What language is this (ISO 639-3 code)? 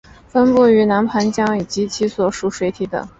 zho